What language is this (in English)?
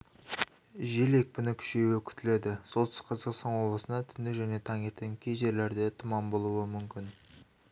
Kazakh